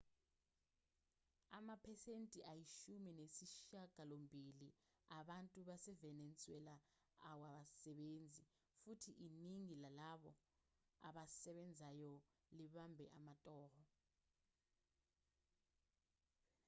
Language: Zulu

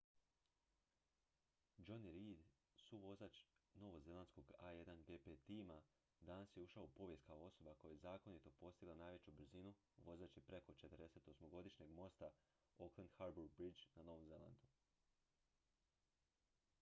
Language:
Croatian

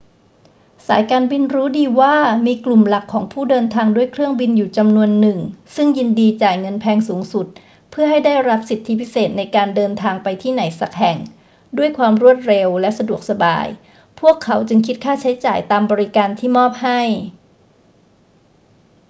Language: Thai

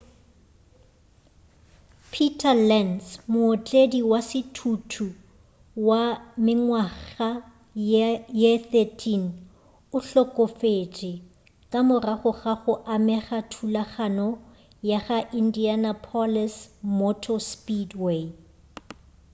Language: Northern Sotho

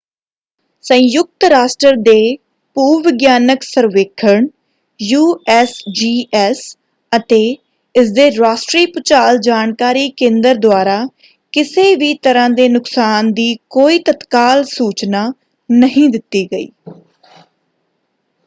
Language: Punjabi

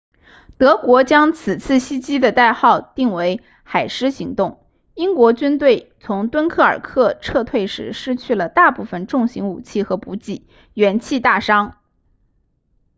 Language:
Chinese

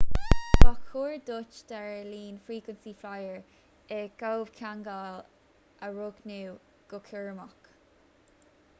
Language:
Irish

